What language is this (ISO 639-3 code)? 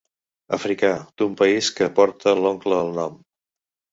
cat